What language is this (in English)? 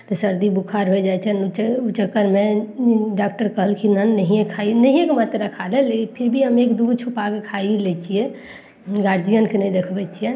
Maithili